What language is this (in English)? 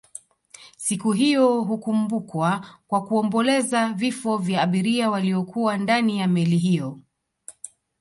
Swahili